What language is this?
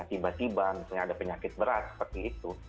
Indonesian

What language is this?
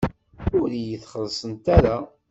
Kabyle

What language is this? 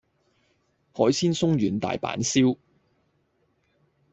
Cantonese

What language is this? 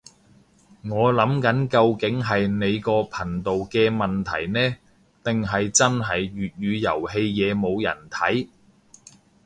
Cantonese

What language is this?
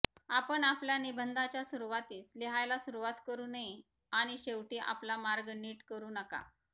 Marathi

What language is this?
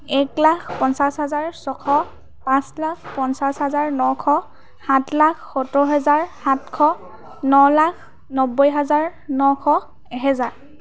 Assamese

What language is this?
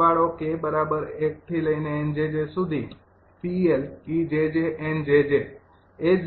Gujarati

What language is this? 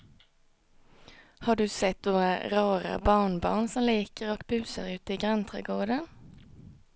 Swedish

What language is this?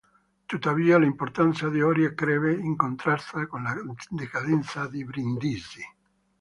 Italian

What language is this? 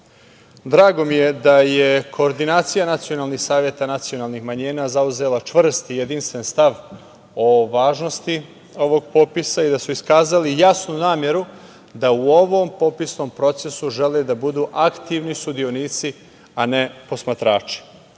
Serbian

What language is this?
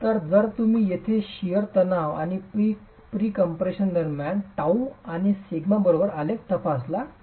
Marathi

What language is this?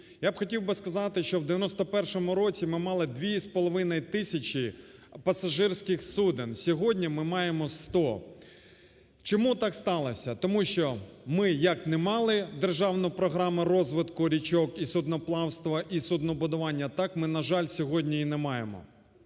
Ukrainian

